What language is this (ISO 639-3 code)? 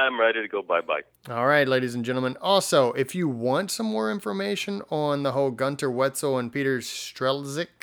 eng